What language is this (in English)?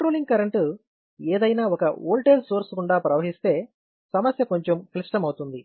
Telugu